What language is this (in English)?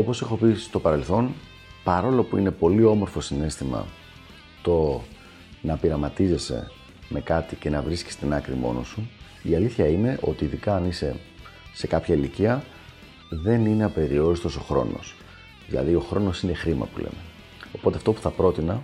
Greek